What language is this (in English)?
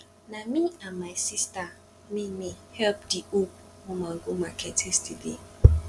Nigerian Pidgin